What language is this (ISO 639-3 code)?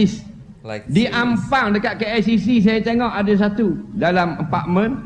msa